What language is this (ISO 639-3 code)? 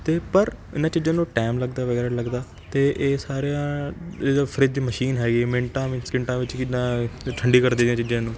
pan